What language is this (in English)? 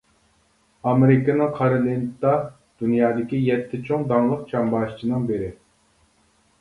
Uyghur